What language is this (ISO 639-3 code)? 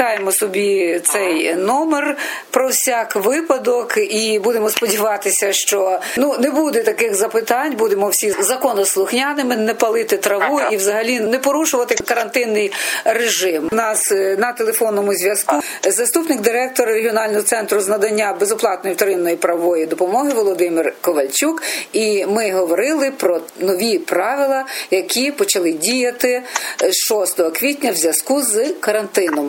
ukr